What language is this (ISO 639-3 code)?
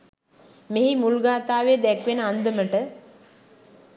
sin